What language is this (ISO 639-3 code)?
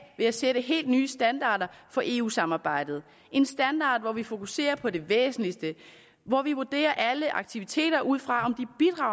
dan